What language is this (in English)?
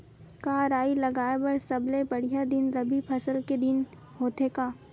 Chhattisgarhi